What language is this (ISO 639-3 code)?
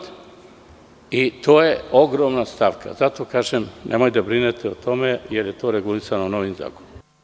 srp